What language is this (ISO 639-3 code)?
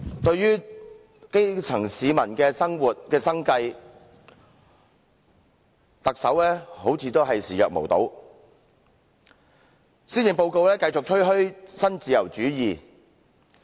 yue